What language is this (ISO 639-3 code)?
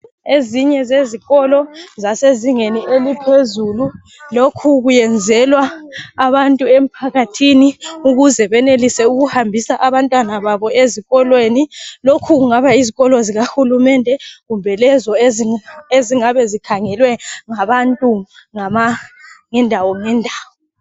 nde